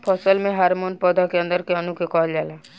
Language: Bhojpuri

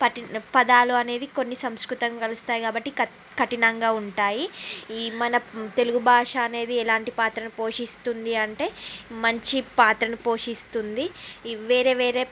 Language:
Telugu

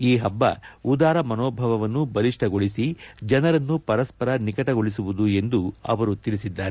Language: Kannada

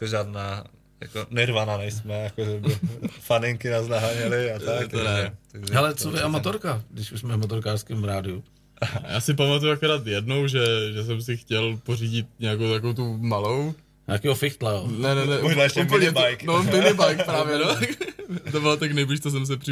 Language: Czech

